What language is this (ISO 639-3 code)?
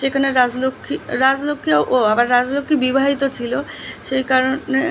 ben